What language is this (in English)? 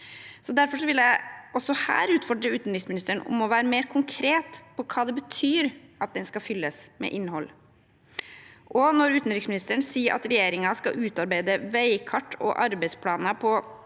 Norwegian